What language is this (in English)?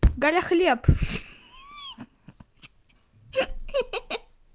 Russian